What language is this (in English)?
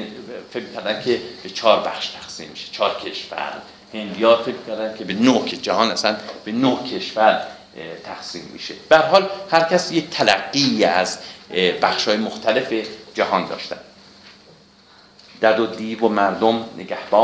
Persian